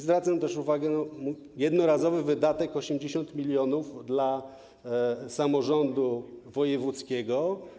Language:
Polish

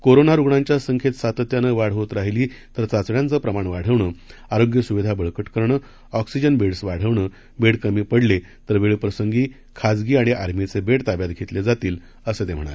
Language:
Marathi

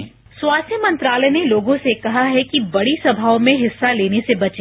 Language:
Hindi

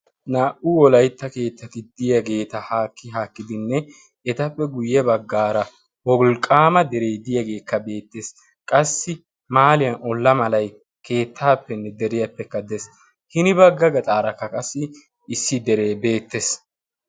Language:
Wolaytta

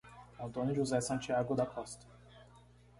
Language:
Portuguese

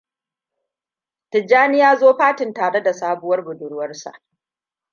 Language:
Hausa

